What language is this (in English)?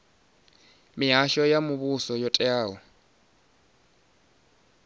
Venda